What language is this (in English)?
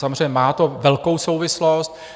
Czech